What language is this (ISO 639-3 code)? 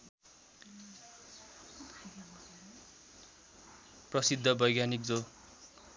nep